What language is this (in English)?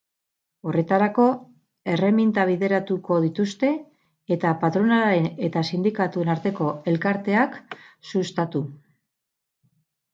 Basque